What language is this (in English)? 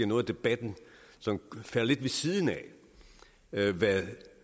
Danish